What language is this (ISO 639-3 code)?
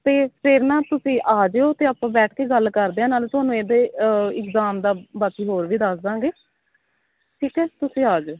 pan